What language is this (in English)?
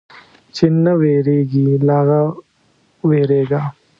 Pashto